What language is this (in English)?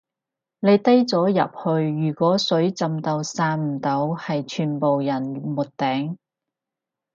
Cantonese